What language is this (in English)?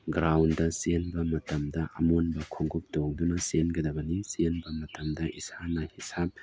Manipuri